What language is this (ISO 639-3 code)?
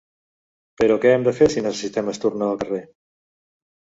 cat